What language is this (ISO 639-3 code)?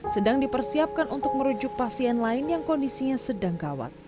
ind